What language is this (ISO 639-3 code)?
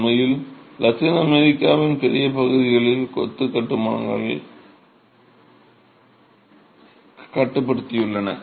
tam